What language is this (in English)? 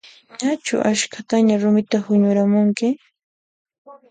Puno Quechua